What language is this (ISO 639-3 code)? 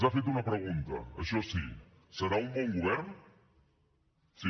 cat